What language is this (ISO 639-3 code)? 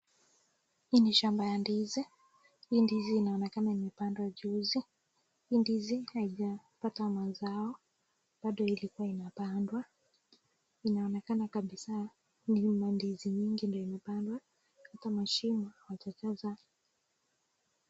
swa